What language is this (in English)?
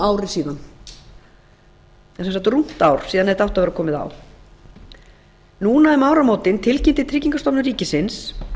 Icelandic